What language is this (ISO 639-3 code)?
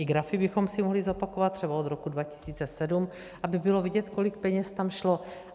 ces